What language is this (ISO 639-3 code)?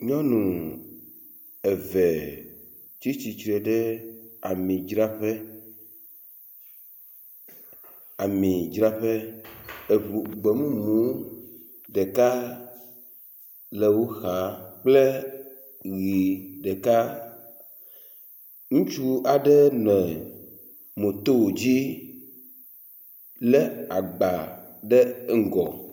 ewe